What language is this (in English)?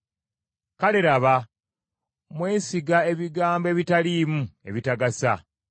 Ganda